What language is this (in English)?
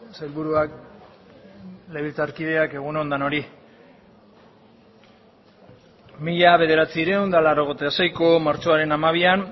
Basque